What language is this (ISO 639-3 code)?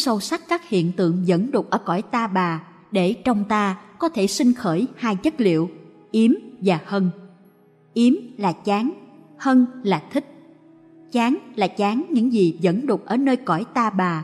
vie